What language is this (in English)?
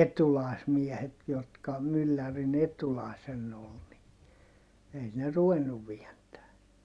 Finnish